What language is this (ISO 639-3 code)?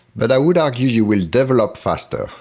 eng